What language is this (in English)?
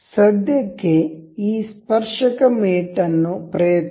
Kannada